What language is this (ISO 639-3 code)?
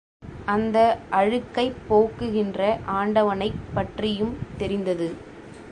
tam